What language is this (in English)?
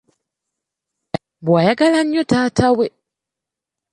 Ganda